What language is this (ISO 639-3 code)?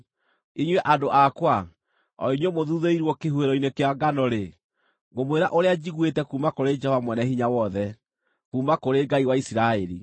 kik